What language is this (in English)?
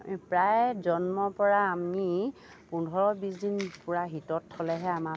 Assamese